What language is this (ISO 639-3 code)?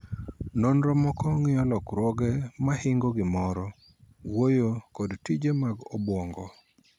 luo